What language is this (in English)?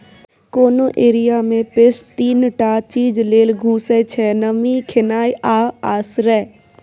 Maithili